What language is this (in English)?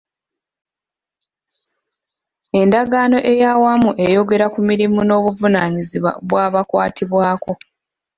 Ganda